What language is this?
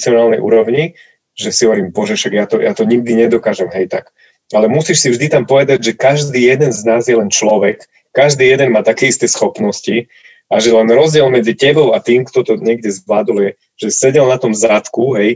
Slovak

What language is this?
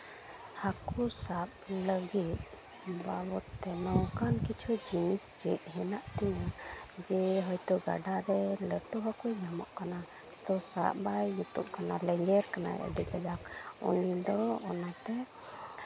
Santali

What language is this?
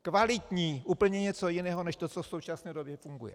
Czech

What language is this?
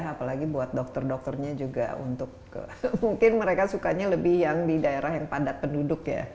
Indonesian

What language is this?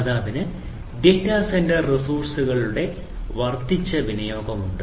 Malayalam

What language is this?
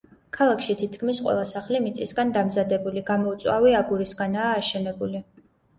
Georgian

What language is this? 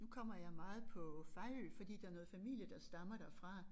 Danish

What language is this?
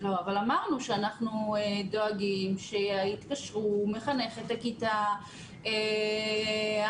Hebrew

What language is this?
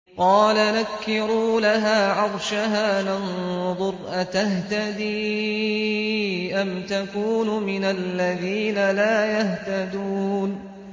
Arabic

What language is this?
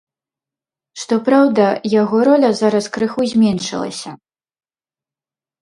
Belarusian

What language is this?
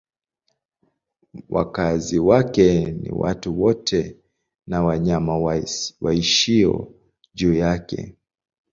Swahili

